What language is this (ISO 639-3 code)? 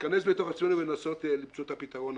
heb